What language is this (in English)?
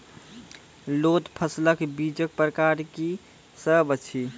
Maithili